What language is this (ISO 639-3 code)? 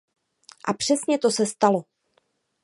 ces